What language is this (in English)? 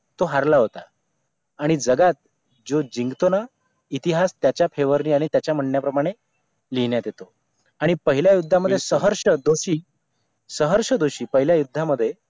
Marathi